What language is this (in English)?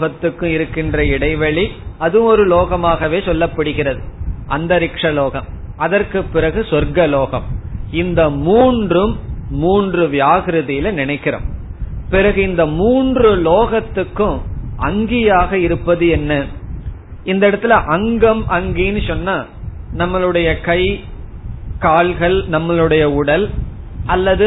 Tamil